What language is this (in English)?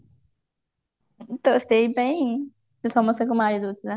Odia